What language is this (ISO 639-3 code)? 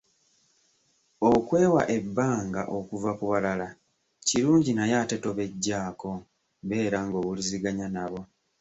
lug